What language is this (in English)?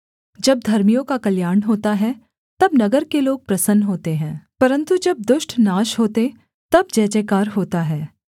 Hindi